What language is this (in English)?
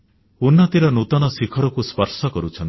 Odia